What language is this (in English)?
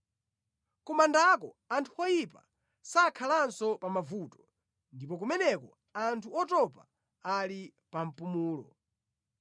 Nyanja